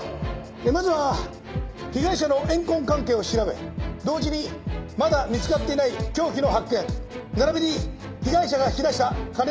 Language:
Japanese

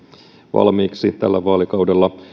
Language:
Finnish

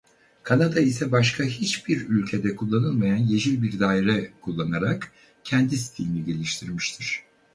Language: Turkish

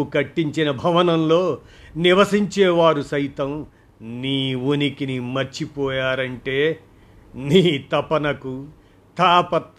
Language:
Telugu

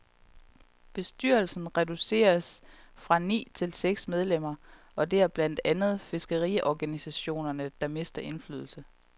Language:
Danish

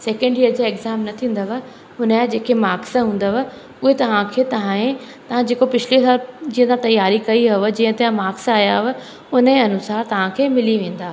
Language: Sindhi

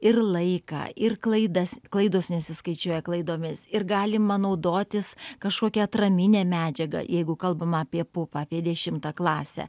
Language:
Lithuanian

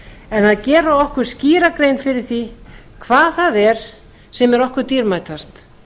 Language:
Icelandic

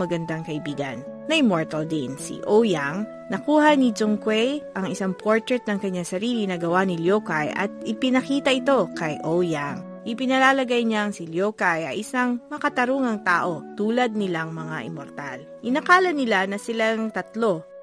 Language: Filipino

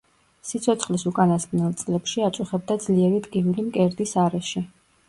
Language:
Georgian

